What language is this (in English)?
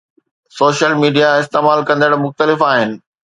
Sindhi